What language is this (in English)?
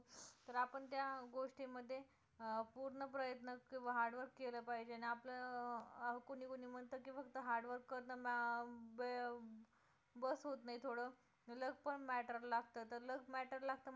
Marathi